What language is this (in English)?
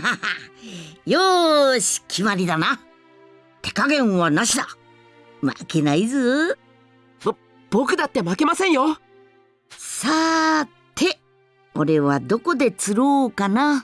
Japanese